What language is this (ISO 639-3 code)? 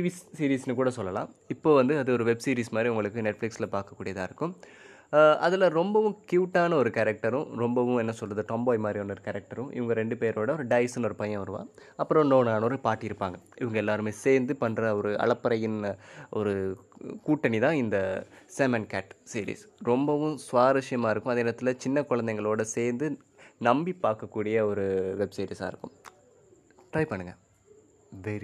tam